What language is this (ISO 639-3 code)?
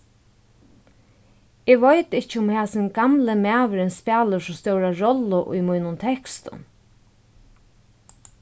fao